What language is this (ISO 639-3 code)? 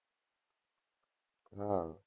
guj